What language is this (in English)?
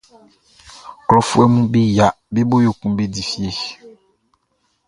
Baoulé